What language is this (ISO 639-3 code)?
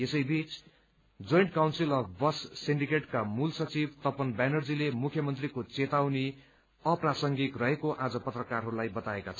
nep